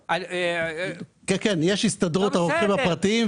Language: Hebrew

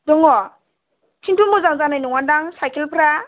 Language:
Bodo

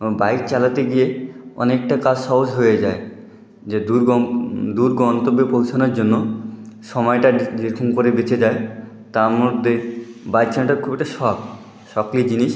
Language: Bangla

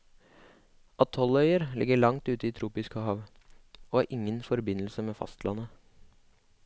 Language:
Norwegian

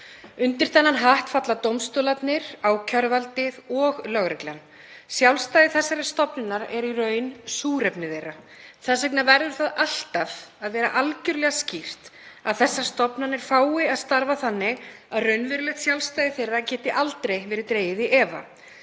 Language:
Icelandic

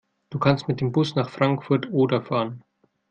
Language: German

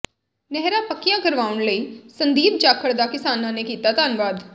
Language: Punjabi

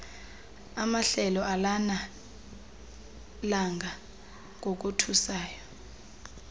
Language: Xhosa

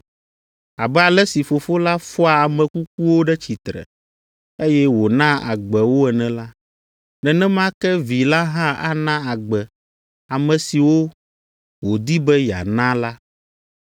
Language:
Ewe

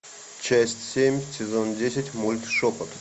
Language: Russian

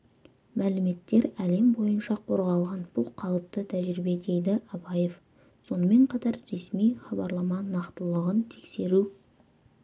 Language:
Kazakh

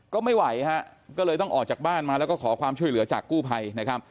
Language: Thai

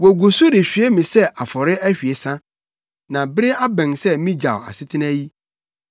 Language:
Akan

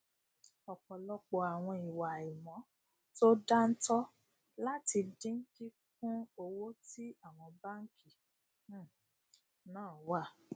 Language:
Yoruba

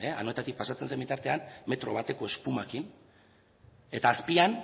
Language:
Basque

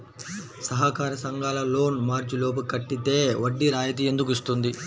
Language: Telugu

